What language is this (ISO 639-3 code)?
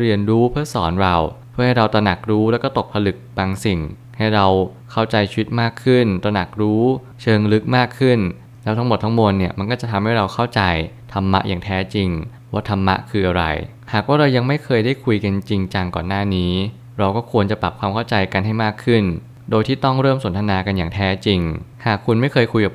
tha